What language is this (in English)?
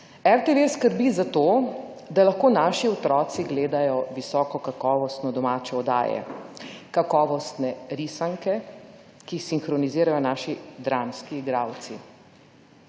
Slovenian